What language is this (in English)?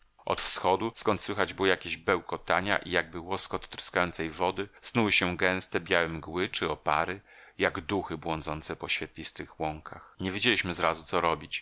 Polish